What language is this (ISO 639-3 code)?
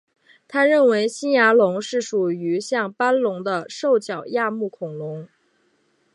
zho